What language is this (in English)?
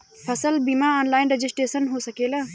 Bhojpuri